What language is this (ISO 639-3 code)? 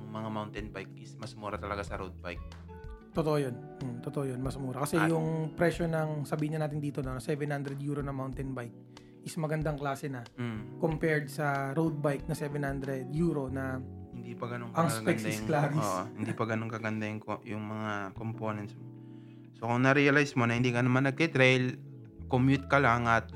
fil